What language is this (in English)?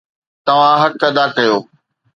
Sindhi